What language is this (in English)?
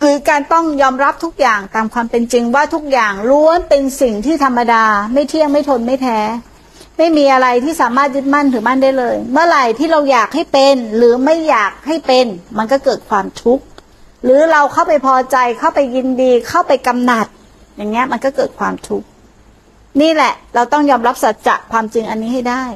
Thai